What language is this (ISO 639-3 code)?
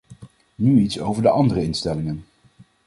nld